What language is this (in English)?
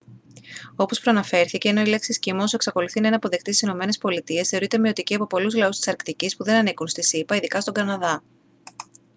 Greek